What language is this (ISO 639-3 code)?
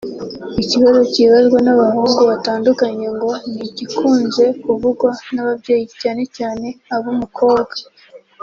kin